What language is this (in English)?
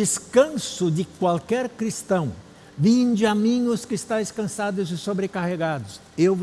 Portuguese